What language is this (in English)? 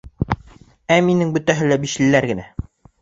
Bashkir